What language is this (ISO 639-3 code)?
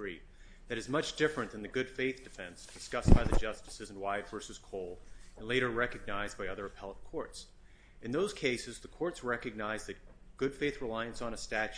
eng